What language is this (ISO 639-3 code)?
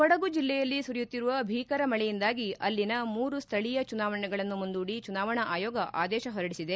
kan